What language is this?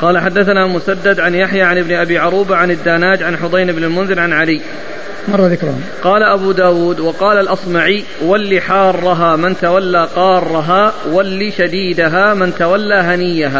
Arabic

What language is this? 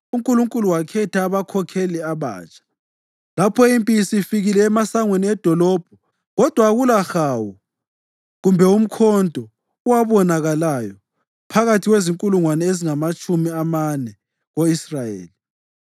North Ndebele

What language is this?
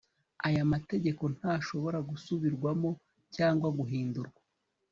Kinyarwanda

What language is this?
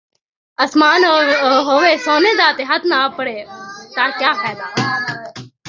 Saraiki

